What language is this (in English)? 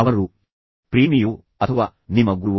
Kannada